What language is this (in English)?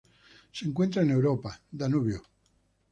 Spanish